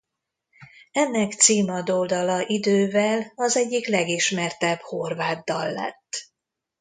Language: Hungarian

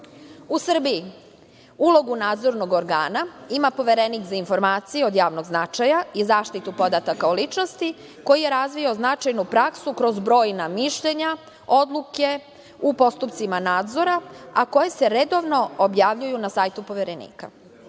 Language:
Serbian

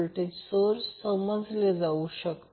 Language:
Marathi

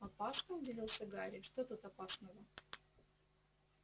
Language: Russian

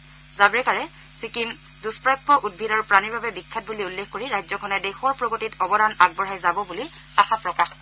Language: Assamese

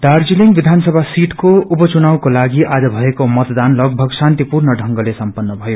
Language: Nepali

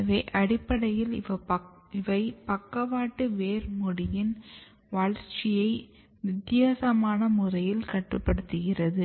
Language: Tamil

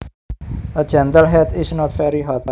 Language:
Javanese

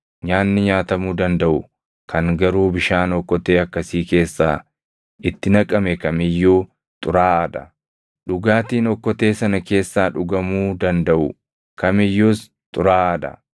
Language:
Oromo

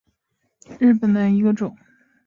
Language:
Chinese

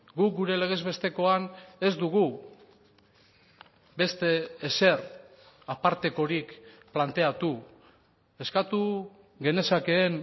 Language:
Basque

